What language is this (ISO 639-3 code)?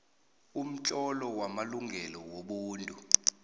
nbl